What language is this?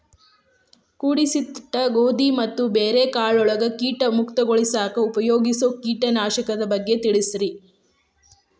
Kannada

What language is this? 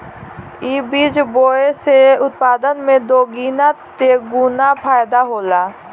Bhojpuri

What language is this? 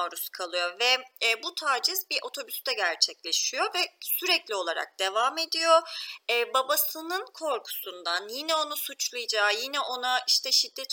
Turkish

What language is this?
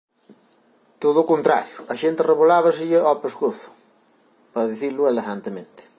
Galician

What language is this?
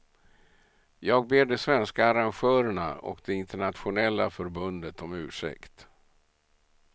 Swedish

